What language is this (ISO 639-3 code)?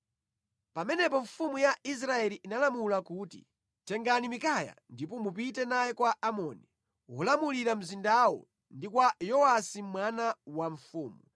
nya